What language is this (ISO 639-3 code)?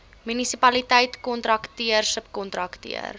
afr